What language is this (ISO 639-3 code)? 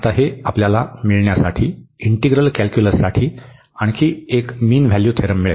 mar